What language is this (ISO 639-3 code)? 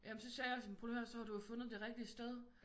dan